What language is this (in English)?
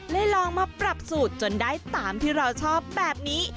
Thai